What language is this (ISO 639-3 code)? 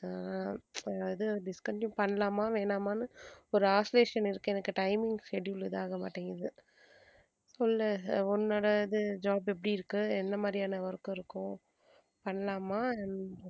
tam